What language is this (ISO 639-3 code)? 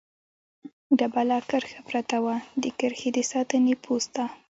pus